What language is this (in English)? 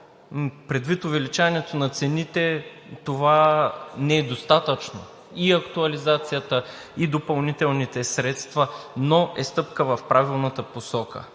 Bulgarian